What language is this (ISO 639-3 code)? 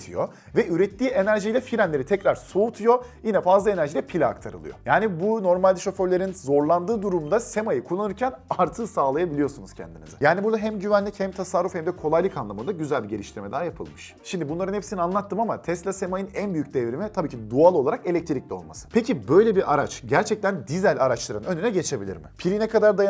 tur